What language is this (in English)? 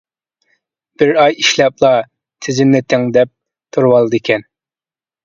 Uyghur